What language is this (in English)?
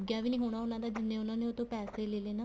Punjabi